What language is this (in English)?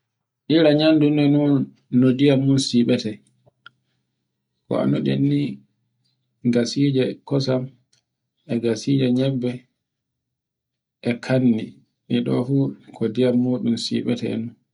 Borgu Fulfulde